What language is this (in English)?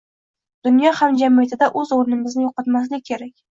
Uzbek